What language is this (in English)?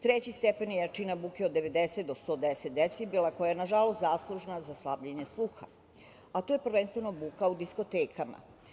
Serbian